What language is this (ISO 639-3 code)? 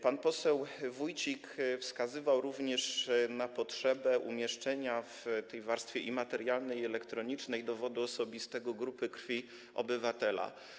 pol